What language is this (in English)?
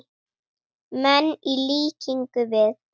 Icelandic